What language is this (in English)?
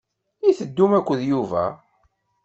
Kabyle